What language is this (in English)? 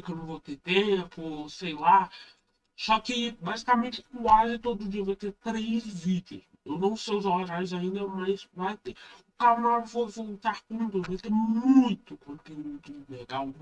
Portuguese